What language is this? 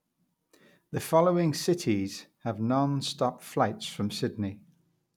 English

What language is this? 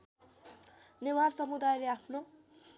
Nepali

